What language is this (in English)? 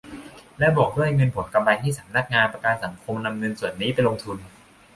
Thai